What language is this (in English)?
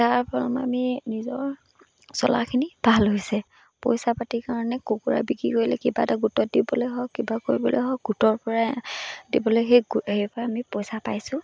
Assamese